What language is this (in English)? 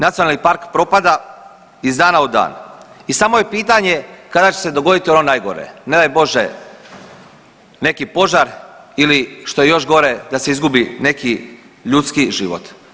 Croatian